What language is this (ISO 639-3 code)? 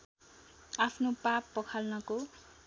nep